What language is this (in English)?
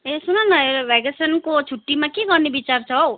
Nepali